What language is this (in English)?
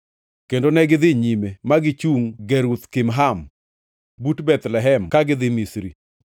Luo (Kenya and Tanzania)